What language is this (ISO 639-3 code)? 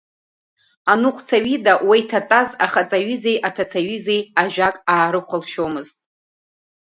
abk